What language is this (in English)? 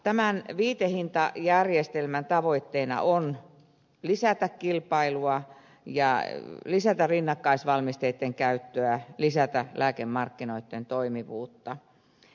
Finnish